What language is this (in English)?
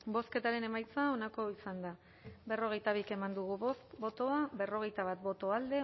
Basque